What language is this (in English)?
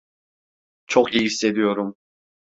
Turkish